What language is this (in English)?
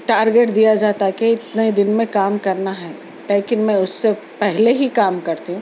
Urdu